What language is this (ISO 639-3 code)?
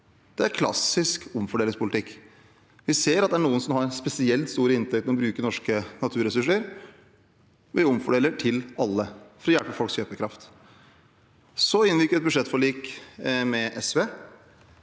nor